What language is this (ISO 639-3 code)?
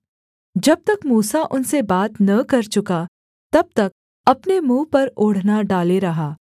hin